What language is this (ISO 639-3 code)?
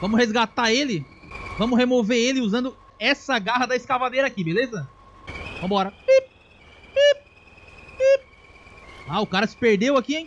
por